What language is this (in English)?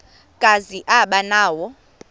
Xhosa